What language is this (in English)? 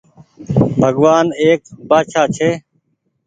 Goaria